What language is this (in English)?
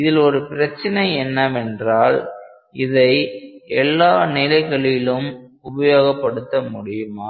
Tamil